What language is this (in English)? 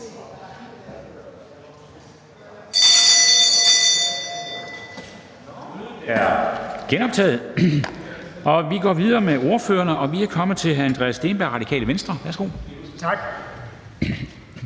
Danish